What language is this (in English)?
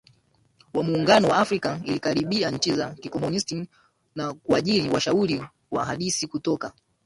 Swahili